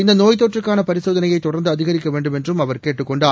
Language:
Tamil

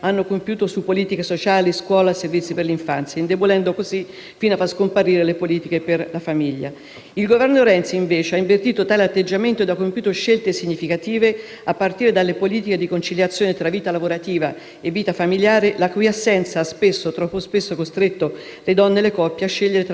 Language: Italian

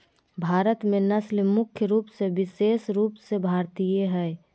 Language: Magahi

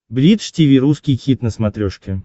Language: Russian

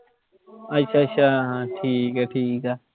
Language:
Punjabi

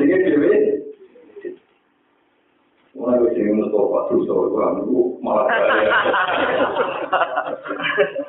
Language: Indonesian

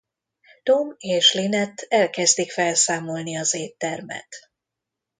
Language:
Hungarian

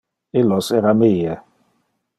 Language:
Interlingua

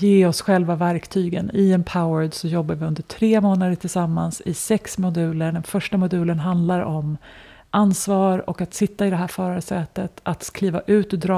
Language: Swedish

